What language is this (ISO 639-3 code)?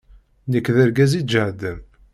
kab